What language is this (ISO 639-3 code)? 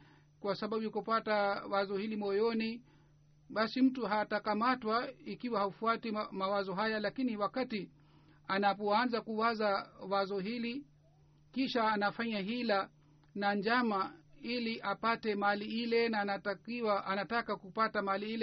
swa